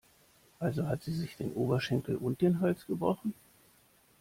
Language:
German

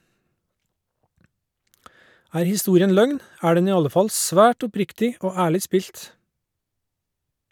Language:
Norwegian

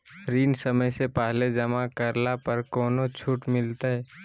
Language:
Magahi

